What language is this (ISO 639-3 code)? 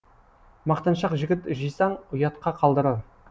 kaz